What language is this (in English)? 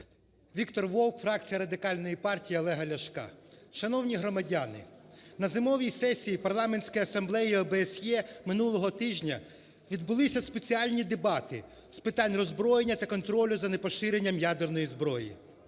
Ukrainian